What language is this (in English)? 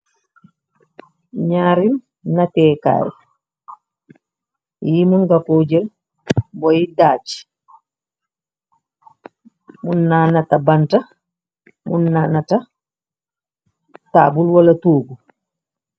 Wolof